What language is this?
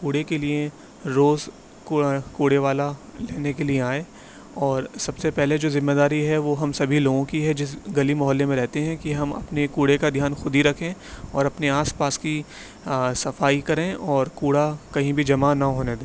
Urdu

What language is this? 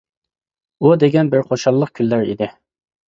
Uyghur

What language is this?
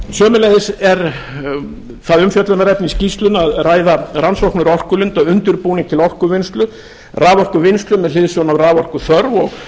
Icelandic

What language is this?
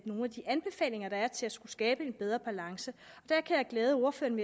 Danish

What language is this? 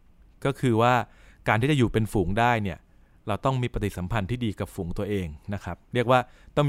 Thai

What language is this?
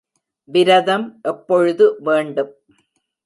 Tamil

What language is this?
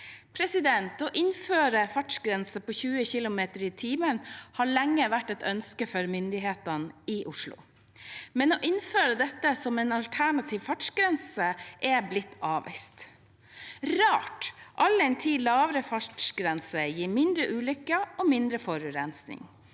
Norwegian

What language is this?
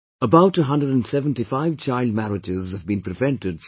English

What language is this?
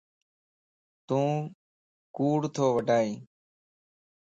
Lasi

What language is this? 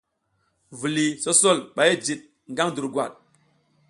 South Giziga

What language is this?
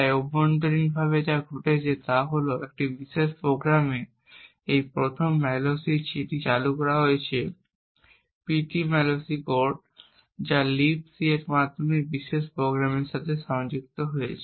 Bangla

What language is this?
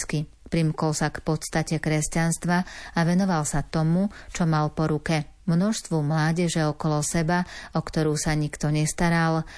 Slovak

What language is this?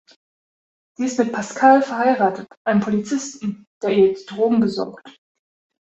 German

